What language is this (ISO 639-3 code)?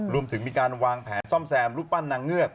tha